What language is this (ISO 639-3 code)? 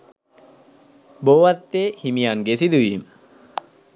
sin